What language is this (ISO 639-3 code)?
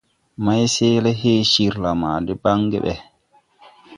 tui